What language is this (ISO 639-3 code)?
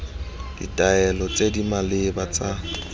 tsn